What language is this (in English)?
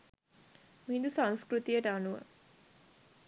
Sinhala